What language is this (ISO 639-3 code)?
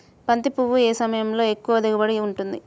tel